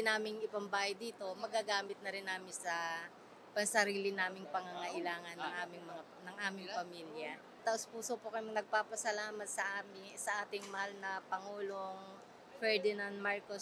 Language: Filipino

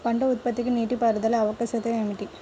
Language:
Telugu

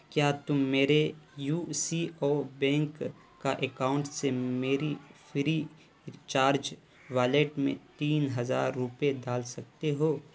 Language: Urdu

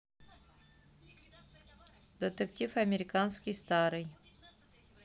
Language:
Russian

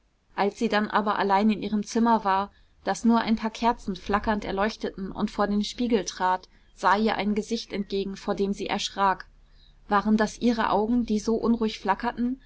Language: German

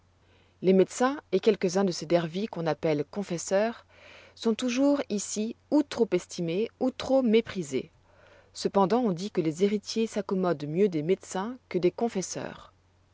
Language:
French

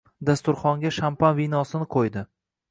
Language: Uzbek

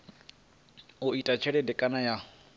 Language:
Venda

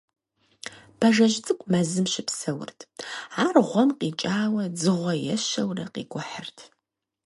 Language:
Kabardian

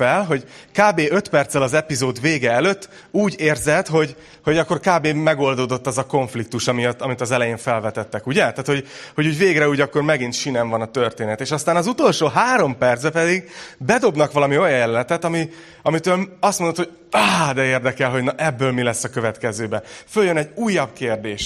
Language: Hungarian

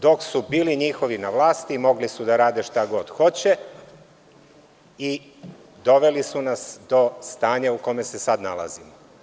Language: Serbian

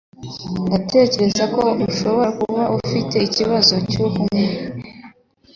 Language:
Kinyarwanda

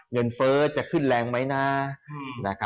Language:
Thai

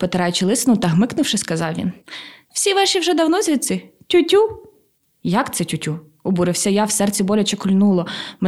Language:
Ukrainian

